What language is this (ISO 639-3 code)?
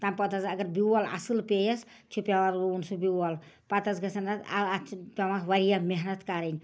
kas